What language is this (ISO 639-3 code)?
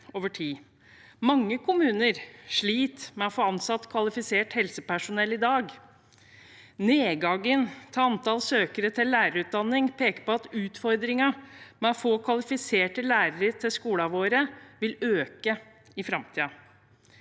nor